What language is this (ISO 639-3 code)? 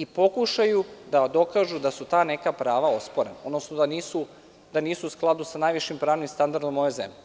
srp